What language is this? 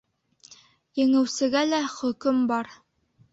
Bashkir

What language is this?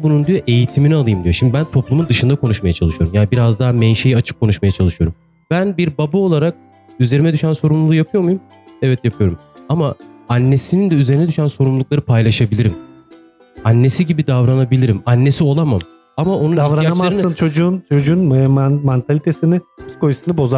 Turkish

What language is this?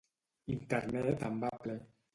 Catalan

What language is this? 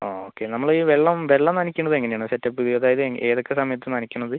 Malayalam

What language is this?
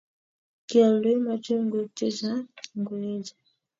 Kalenjin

